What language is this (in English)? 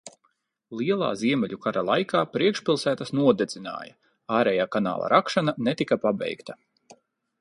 Latvian